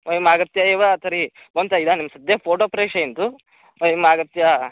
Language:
Sanskrit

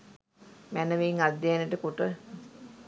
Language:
Sinhala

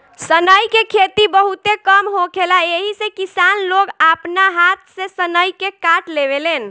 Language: Bhojpuri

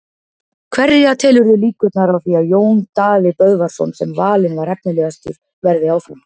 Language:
Icelandic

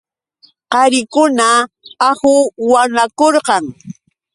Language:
Yauyos Quechua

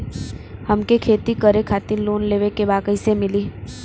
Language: Bhojpuri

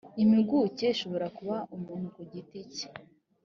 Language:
Kinyarwanda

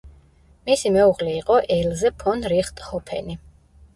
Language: Georgian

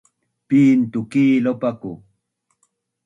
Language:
Bunun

